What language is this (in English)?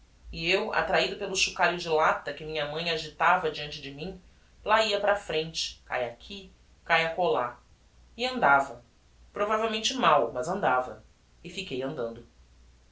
Portuguese